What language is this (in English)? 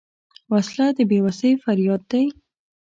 Pashto